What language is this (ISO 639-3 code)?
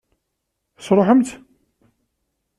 kab